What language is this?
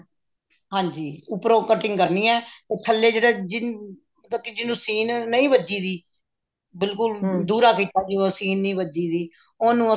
Punjabi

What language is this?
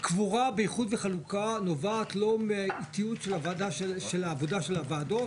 Hebrew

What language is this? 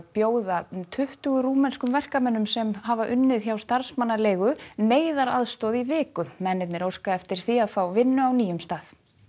Icelandic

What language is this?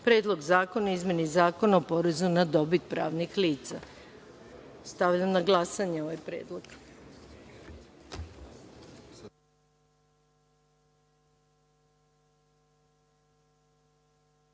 Serbian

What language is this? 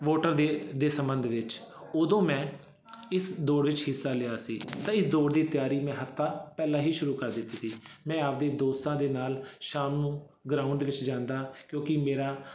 Punjabi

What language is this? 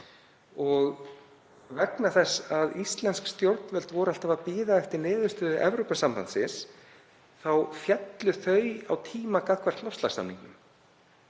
Icelandic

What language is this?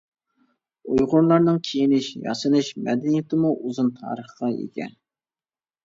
Uyghur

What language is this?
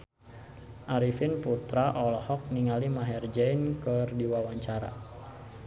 Sundanese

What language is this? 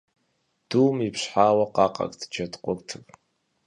Kabardian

